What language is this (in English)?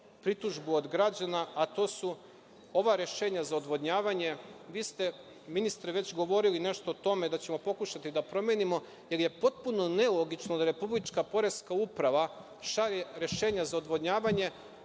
Serbian